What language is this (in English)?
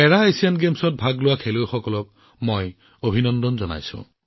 Assamese